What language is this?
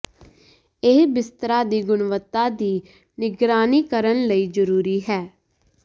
Punjabi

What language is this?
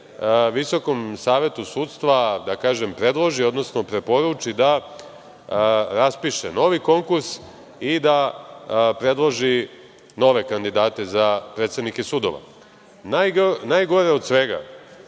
Serbian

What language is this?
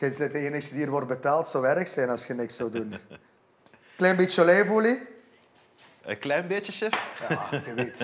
Dutch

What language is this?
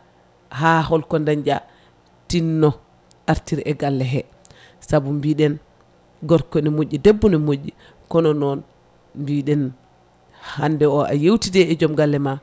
Fula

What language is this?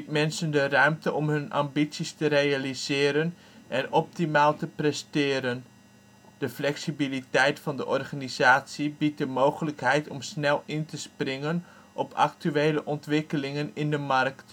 Dutch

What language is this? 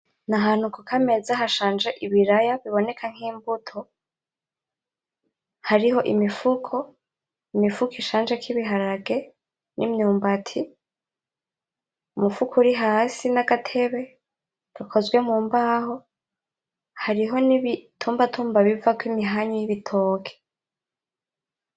Rundi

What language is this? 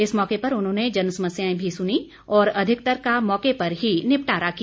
Hindi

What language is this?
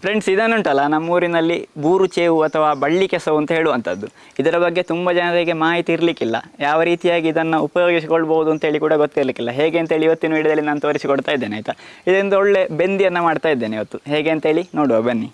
Kannada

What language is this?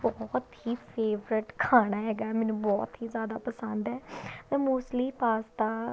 Punjabi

